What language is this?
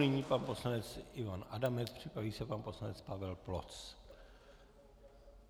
Czech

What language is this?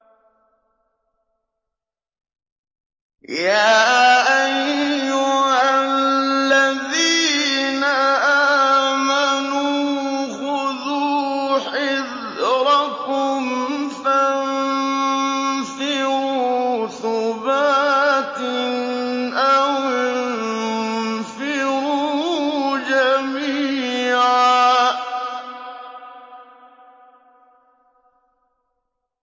Arabic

